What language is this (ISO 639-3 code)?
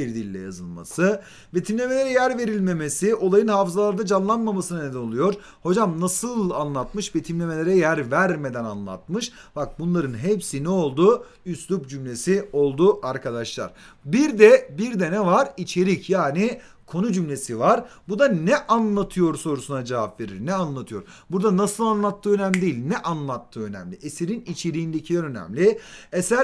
tur